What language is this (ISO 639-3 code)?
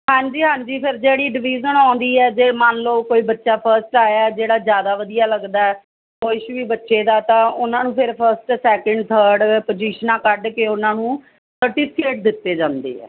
pan